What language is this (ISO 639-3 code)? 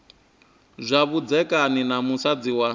ven